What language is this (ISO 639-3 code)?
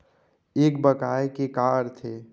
hne